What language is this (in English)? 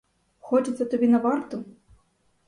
Ukrainian